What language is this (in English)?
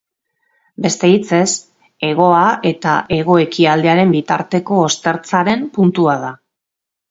Basque